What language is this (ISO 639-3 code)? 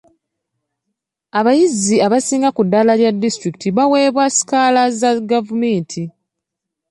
lug